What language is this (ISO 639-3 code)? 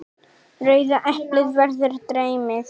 isl